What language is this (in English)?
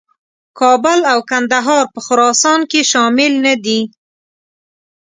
Pashto